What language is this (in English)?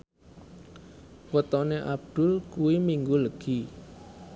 Javanese